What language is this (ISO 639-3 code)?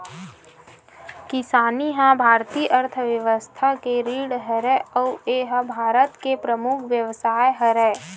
hne